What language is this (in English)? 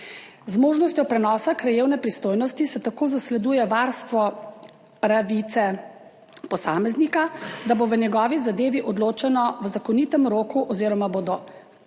Slovenian